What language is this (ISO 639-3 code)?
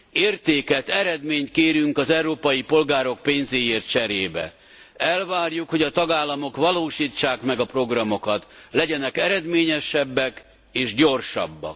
hun